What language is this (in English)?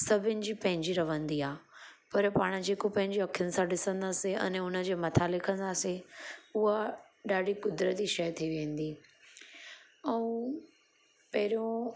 Sindhi